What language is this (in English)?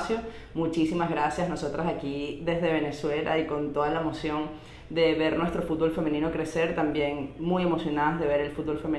Spanish